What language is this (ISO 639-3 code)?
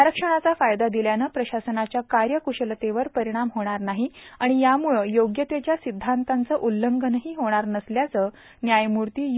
mar